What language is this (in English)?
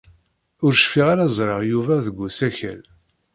Kabyle